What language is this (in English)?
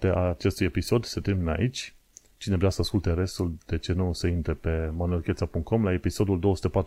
Romanian